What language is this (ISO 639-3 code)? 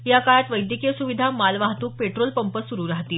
mar